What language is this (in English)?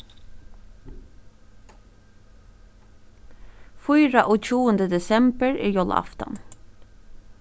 Faroese